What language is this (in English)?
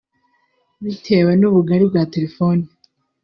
Kinyarwanda